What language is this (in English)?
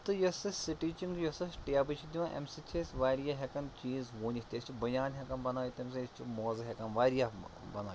Kashmiri